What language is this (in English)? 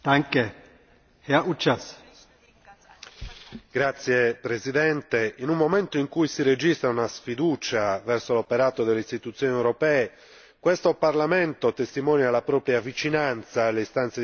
Italian